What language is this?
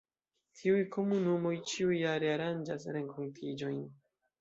Esperanto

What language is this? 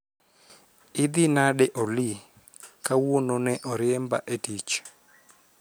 Luo (Kenya and Tanzania)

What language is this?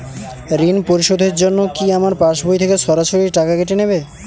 Bangla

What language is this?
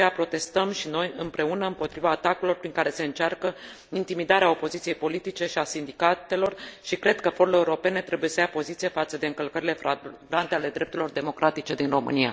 Romanian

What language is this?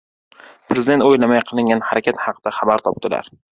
Uzbek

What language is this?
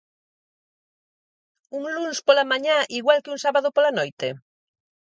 Galician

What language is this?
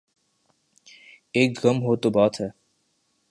Urdu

